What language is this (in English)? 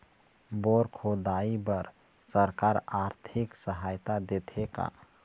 Chhattisgarhi